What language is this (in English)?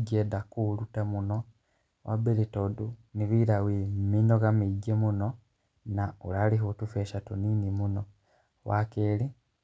Kikuyu